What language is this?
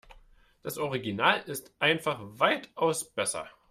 German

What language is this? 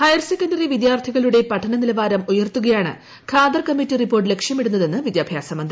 Malayalam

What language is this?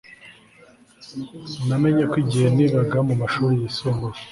Kinyarwanda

